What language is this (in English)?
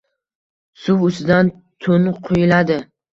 Uzbek